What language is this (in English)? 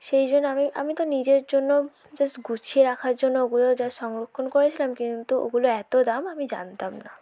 Bangla